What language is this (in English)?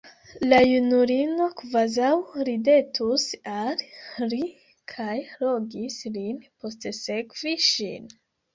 Esperanto